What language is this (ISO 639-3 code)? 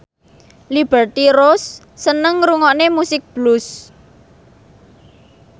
jav